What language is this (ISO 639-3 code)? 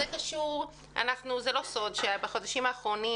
heb